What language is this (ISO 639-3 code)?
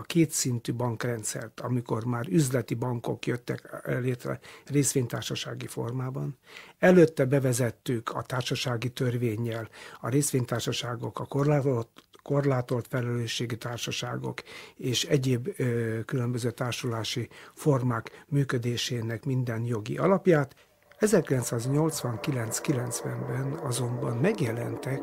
hun